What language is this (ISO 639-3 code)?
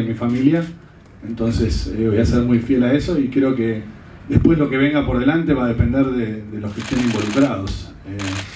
spa